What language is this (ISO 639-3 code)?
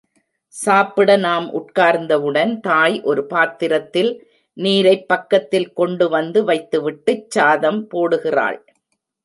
tam